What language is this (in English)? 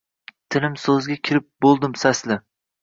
Uzbek